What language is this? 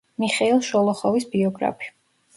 Georgian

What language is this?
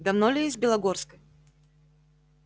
Russian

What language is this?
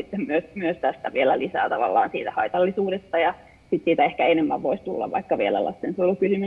Finnish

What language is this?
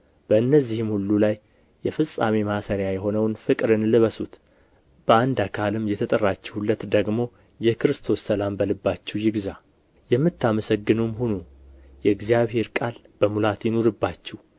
Amharic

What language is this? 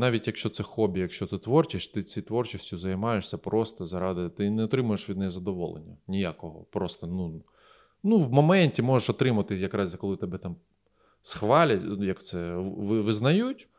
Ukrainian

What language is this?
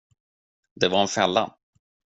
Swedish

